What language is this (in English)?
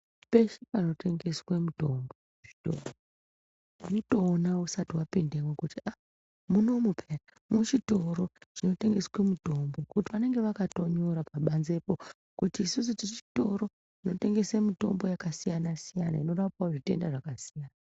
Ndau